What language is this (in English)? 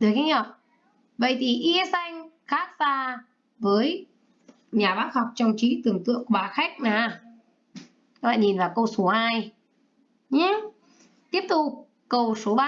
Vietnamese